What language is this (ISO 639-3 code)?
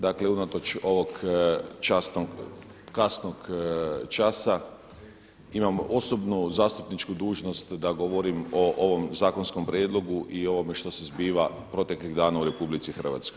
hrv